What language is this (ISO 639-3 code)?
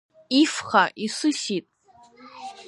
abk